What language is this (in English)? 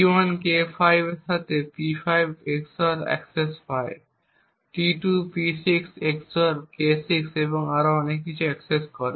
Bangla